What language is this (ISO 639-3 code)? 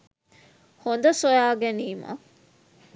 sin